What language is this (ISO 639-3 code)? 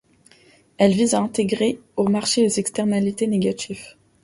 fra